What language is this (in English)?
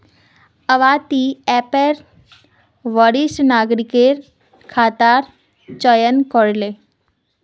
Magahi